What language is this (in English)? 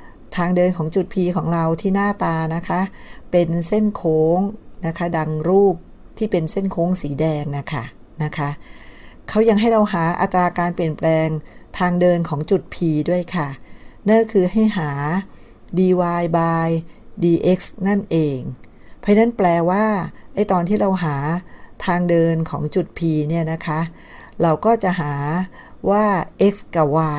Thai